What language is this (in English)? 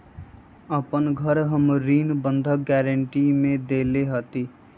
Magahi